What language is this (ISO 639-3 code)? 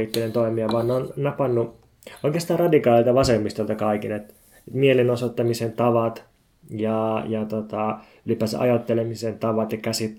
fin